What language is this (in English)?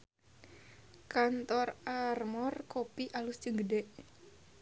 Sundanese